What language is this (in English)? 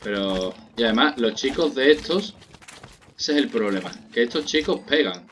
Spanish